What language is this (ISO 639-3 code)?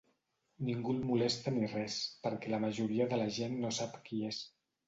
cat